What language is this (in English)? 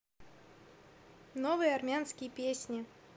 Russian